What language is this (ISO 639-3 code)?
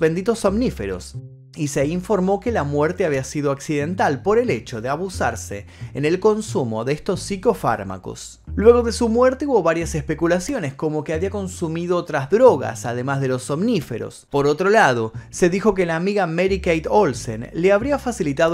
spa